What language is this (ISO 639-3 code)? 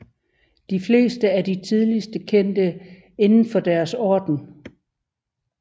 dan